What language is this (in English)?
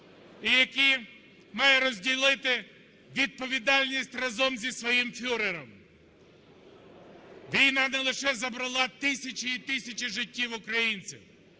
Ukrainian